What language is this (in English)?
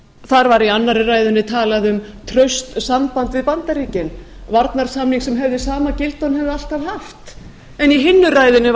Icelandic